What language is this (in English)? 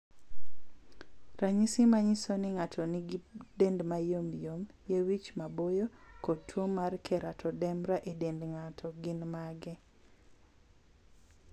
Luo (Kenya and Tanzania)